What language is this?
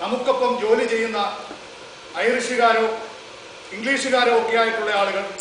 Malayalam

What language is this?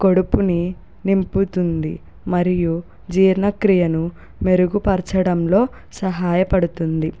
Telugu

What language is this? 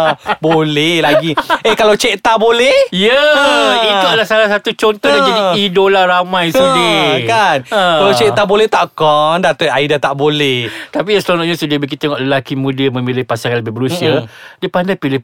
Malay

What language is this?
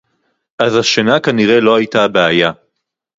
Hebrew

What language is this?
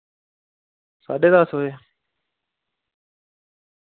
Dogri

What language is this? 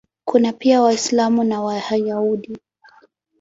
Swahili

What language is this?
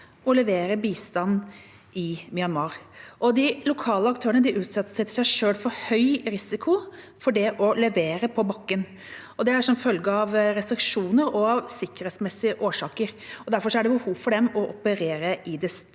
Norwegian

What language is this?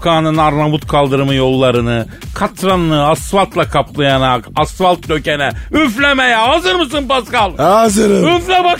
Turkish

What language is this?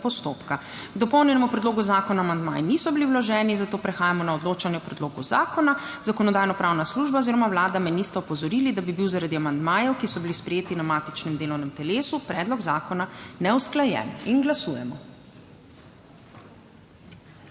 Slovenian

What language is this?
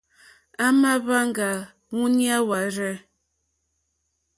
Mokpwe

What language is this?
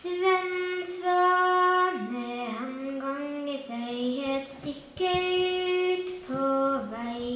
Norwegian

